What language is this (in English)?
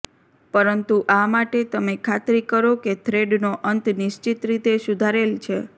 Gujarati